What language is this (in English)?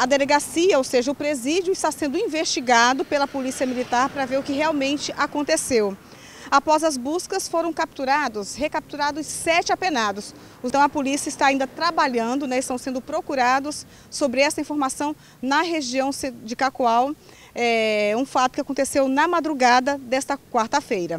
Portuguese